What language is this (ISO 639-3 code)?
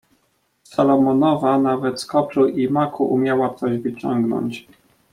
pol